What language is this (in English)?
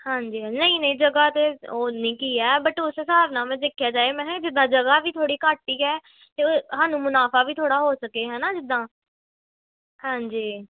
Punjabi